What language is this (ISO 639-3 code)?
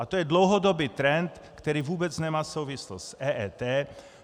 ces